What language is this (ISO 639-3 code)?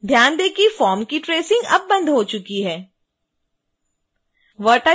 hin